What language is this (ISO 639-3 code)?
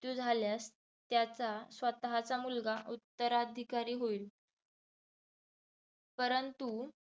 mar